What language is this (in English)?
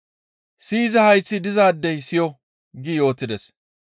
Gamo